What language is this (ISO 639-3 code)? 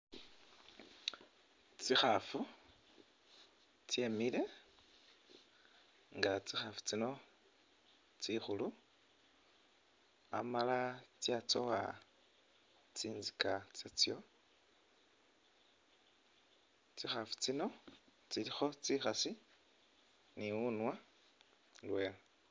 myx